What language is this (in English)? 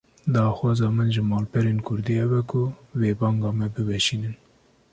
Kurdish